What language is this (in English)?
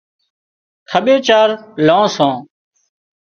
Wadiyara Koli